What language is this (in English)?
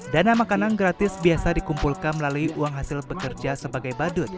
Indonesian